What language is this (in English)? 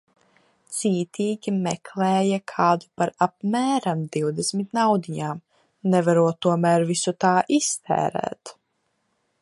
Latvian